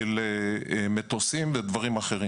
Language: Hebrew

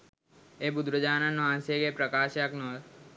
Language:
Sinhala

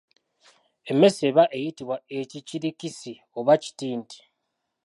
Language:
Ganda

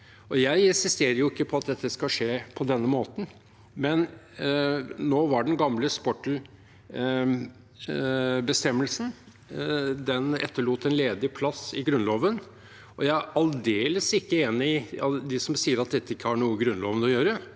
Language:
Norwegian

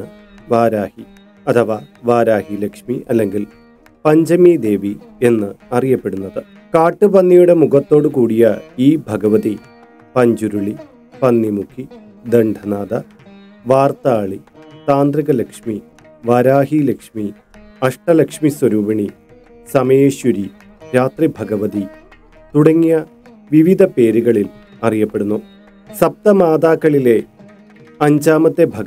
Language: Malayalam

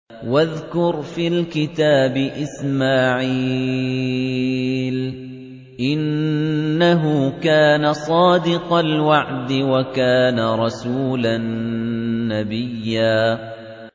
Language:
Arabic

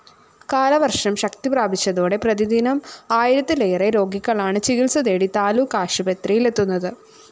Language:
Malayalam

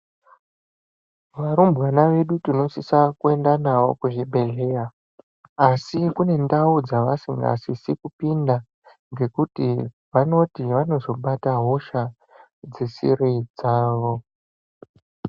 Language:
Ndau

